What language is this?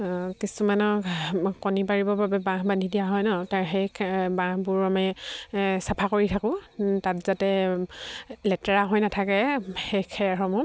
Assamese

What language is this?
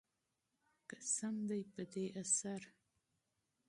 Pashto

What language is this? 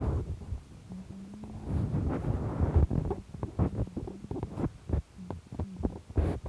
Kalenjin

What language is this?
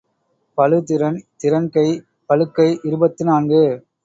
Tamil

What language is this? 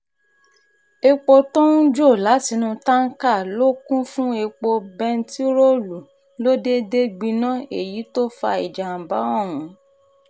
Yoruba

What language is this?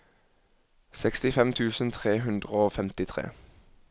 Norwegian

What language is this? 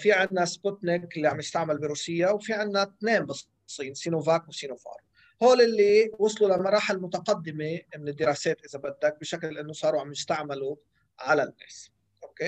Arabic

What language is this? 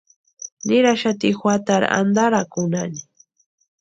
Western Highland Purepecha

